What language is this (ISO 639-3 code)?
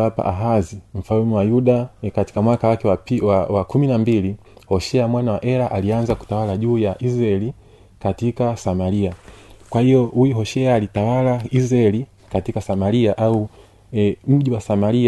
swa